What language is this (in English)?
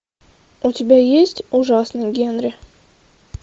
Russian